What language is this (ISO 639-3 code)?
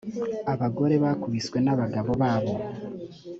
kin